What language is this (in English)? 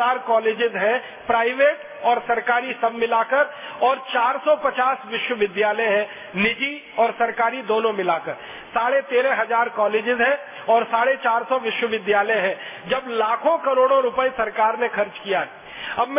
Hindi